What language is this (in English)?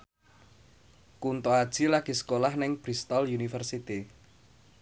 Javanese